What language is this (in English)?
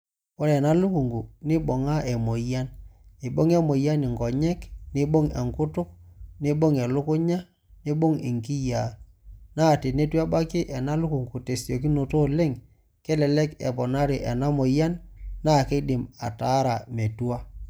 Masai